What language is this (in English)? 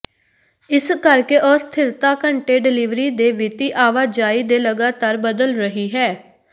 Punjabi